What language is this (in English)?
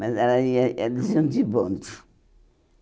Portuguese